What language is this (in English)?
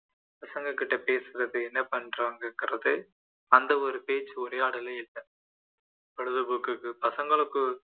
Tamil